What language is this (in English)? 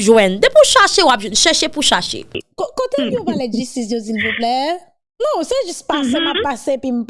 French